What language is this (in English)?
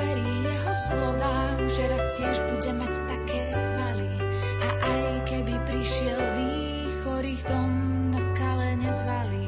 Slovak